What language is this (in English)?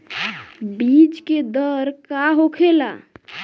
Bhojpuri